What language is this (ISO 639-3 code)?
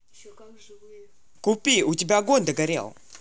rus